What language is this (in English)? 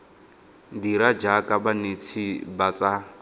Tswana